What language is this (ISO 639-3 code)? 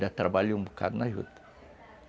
por